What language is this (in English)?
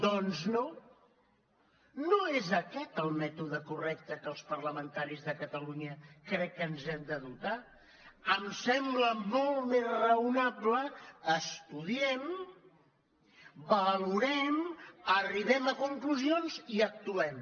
Catalan